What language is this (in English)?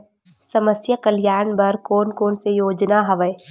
Chhattisgarhi